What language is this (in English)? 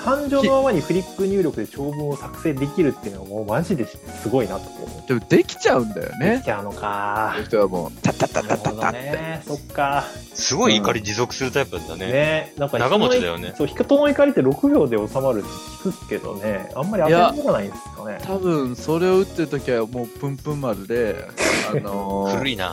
Japanese